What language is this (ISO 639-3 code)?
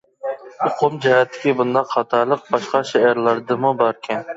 uig